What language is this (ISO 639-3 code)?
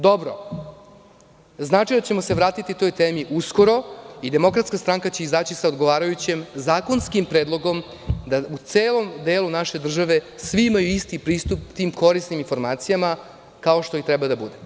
srp